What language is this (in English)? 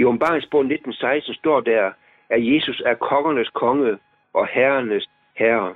Danish